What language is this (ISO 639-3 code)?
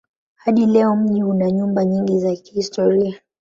swa